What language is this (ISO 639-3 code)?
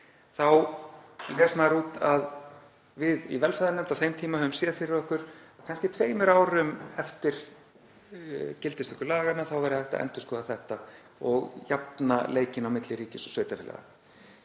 isl